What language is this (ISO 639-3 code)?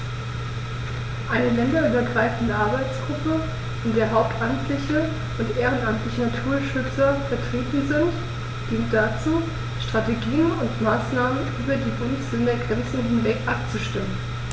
deu